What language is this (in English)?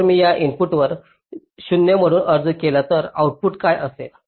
Marathi